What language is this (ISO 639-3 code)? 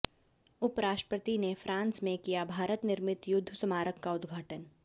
hin